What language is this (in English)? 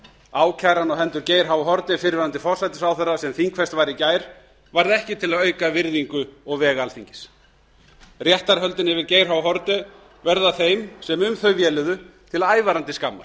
Icelandic